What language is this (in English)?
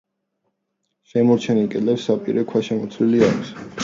Georgian